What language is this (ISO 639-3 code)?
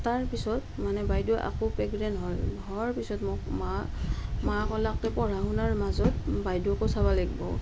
asm